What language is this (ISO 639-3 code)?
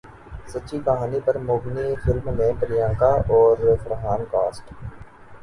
urd